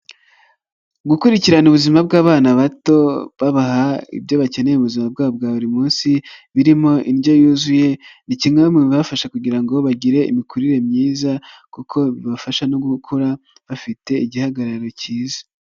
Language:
Kinyarwanda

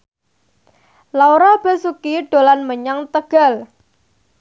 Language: Javanese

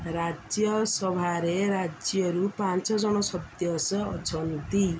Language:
Odia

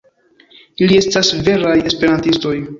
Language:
Esperanto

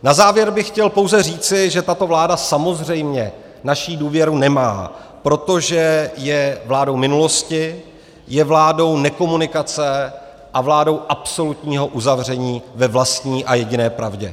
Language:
Czech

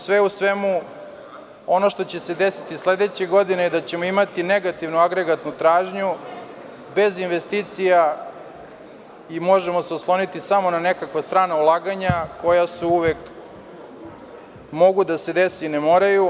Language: Serbian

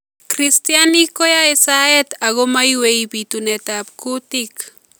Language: Kalenjin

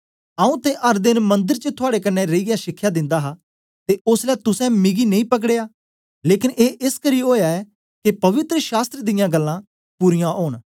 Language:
Dogri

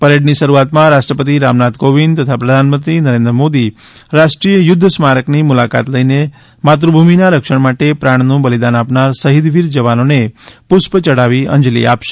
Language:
Gujarati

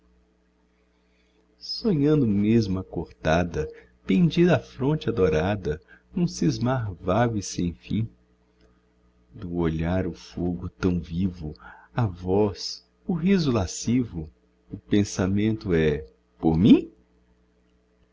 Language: Portuguese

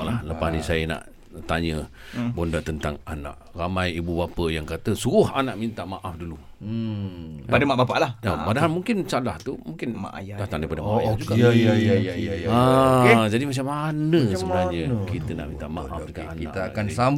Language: Malay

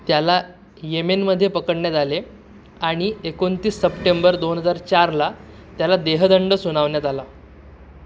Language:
Marathi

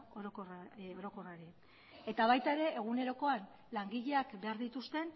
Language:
Basque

